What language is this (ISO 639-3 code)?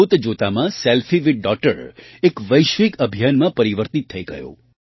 guj